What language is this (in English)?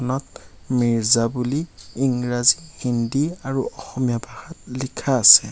Assamese